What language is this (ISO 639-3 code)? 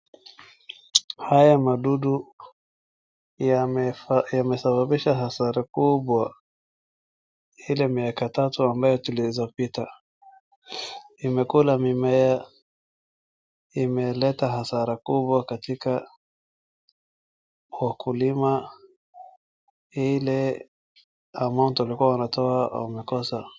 swa